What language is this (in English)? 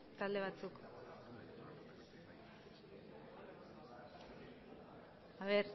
Basque